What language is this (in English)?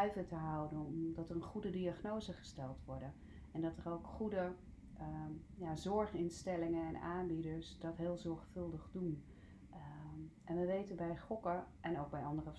Dutch